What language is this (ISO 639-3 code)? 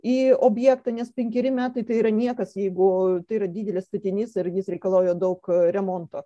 lit